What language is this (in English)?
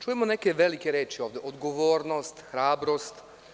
Serbian